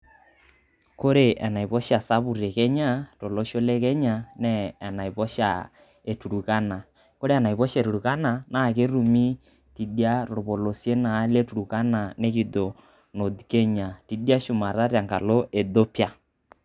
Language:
Masai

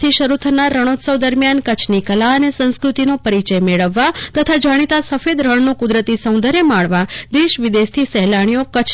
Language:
Gujarati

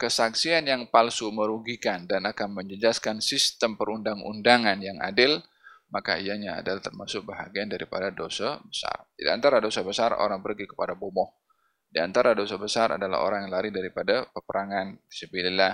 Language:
Malay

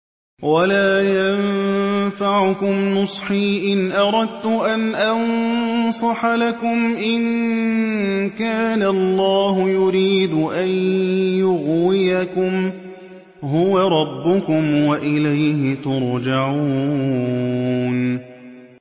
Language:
Arabic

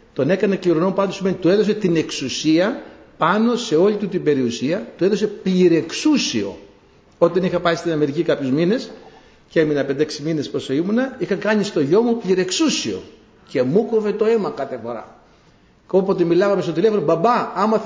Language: Greek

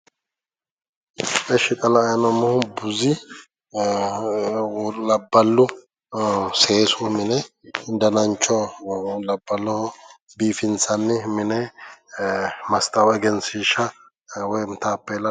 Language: Sidamo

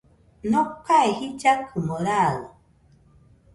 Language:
Nüpode Huitoto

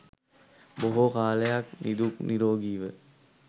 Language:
Sinhala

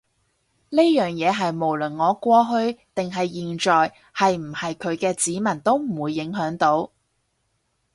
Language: Cantonese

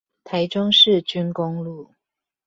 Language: Chinese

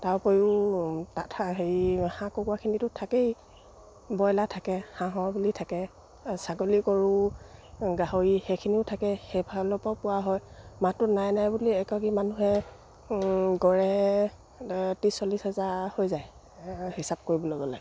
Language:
Assamese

